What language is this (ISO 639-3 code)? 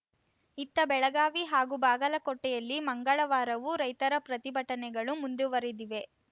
kan